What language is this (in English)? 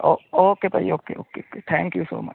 Punjabi